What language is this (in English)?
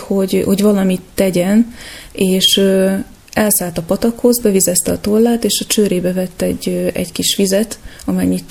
Hungarian